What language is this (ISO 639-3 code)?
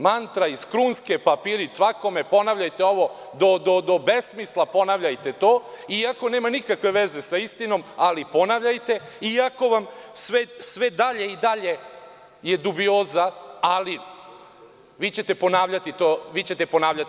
srp